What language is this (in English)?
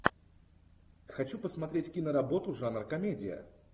Russian